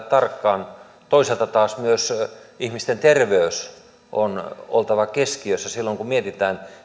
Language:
Finnish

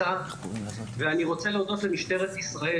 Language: Hebrew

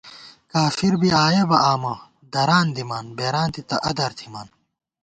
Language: Gawar-Bati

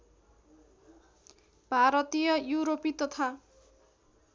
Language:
Nepali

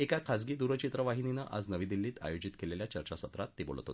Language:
Marathi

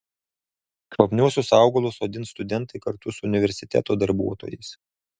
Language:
Lithuanian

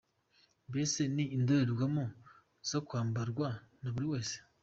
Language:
Kinyarwanda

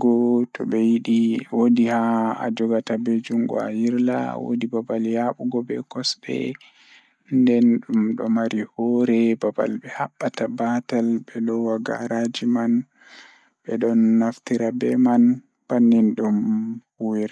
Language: Fula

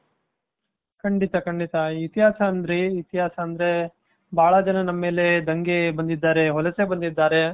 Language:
Kannada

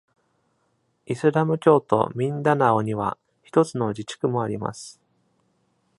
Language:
Japanese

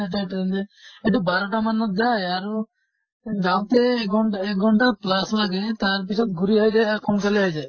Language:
Assamese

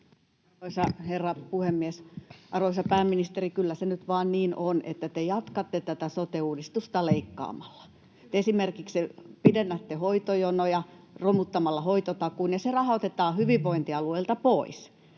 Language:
Finnish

